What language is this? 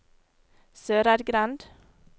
Norwegian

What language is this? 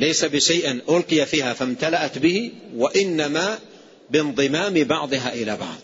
Arabic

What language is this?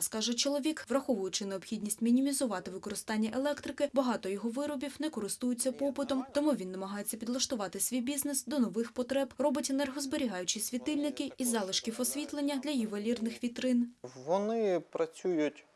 Ukrainian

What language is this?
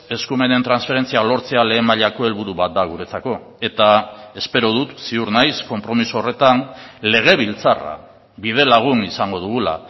Basque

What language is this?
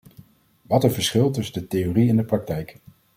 Dutch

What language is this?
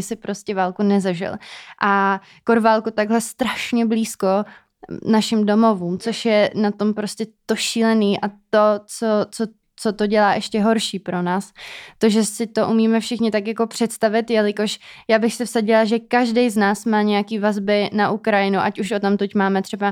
Czech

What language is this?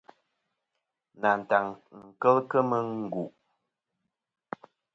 Kom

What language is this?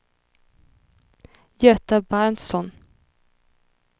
Swedish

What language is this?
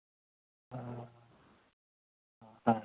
Santali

